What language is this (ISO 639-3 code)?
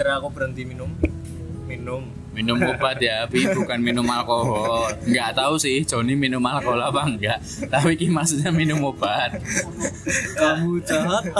ind